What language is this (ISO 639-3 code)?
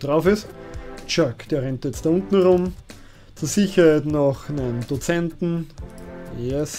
deu